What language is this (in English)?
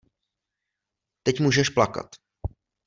Czech